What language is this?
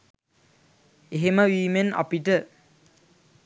Sinhala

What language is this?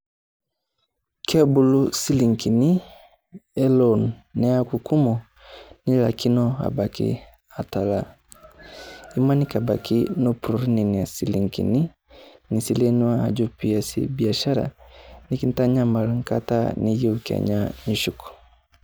Masai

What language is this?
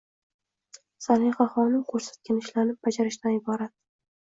Uzbek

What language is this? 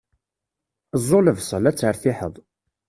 Kabyle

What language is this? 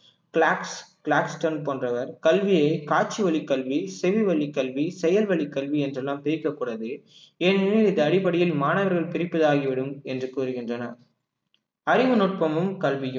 Tamil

